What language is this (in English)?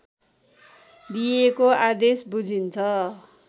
Nepali